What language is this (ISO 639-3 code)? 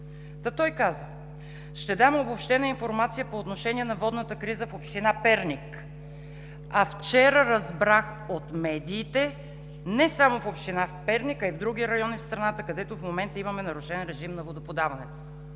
bul